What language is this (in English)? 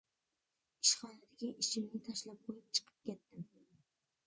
Uyghur